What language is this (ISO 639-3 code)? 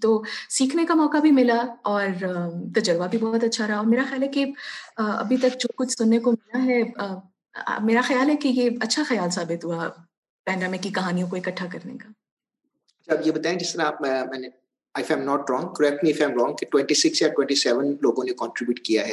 urd